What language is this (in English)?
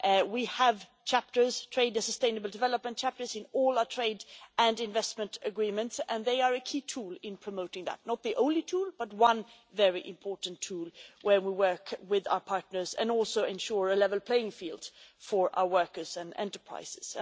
English